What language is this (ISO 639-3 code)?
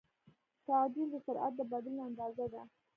pus